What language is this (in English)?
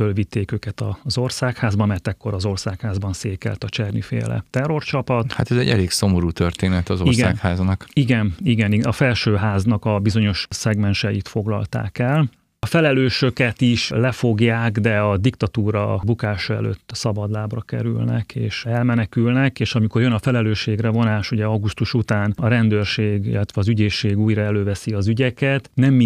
Hungarian